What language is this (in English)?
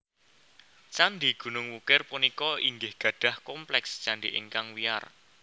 Javanese